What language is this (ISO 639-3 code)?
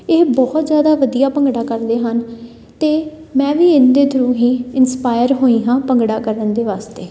pan